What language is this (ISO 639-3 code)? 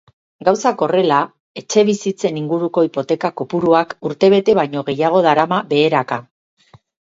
eus